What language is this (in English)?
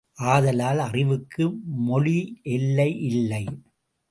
Tamil